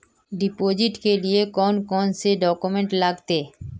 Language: Magahi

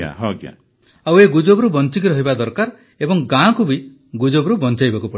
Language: Odia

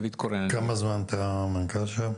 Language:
Hebrew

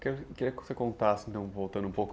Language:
Portuguese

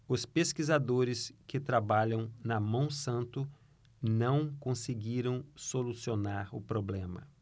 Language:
Portuguese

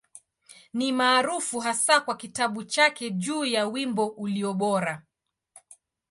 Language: Swahili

